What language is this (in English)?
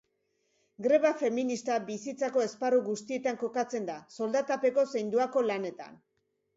Basque